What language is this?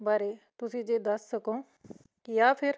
Punjabi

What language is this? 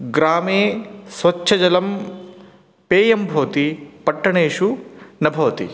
Sanskrit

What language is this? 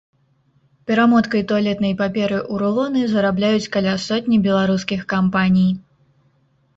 Belarusian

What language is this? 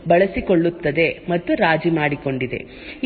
Kannada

